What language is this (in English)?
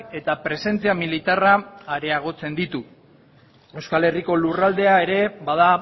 Basque